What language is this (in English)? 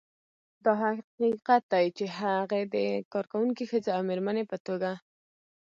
Pashto